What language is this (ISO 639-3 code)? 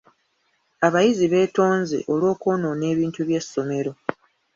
lug